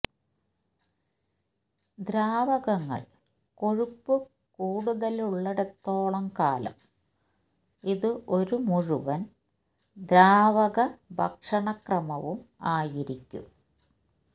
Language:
Malayalam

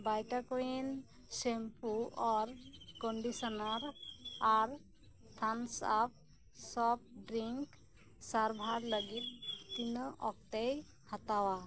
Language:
Santali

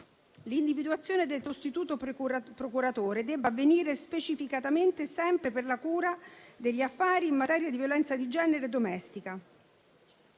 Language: Italian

